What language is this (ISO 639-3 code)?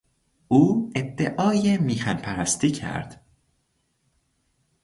fas